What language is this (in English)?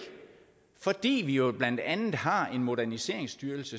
Danish